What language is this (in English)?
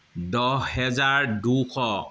Assamese